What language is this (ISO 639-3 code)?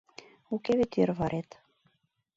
chm